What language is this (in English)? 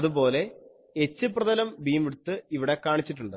Malayalam